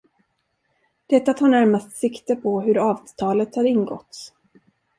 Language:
Swedish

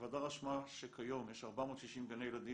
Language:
Hebrew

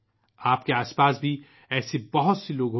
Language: Urdu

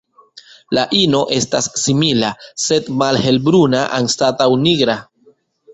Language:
Esperanto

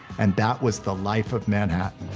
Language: English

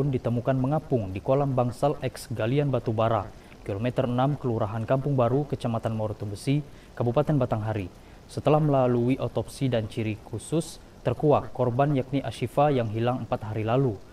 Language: Indonesian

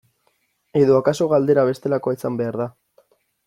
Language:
Basque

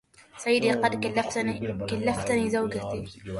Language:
Arabic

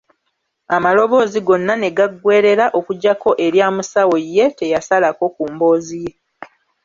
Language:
Ganda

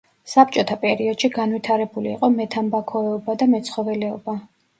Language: Georgian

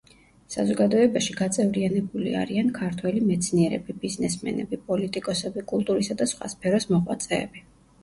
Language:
Georgian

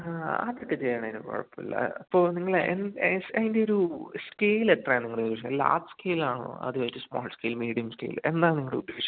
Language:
Malayalam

